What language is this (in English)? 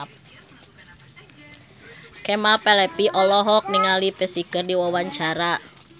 Sundanese